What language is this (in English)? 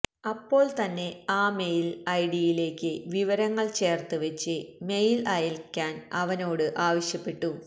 Malayalam